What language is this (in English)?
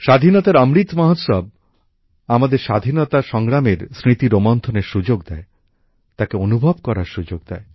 Bangla